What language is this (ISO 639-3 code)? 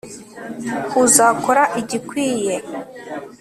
kin